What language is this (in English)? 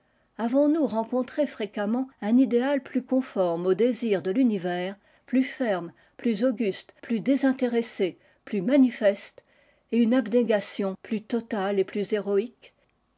French